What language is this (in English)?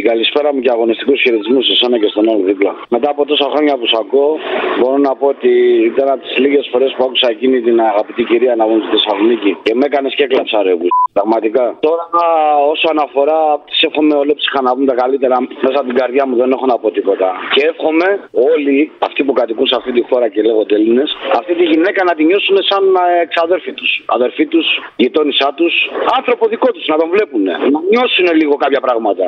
Greek